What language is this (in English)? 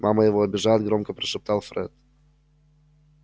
Russian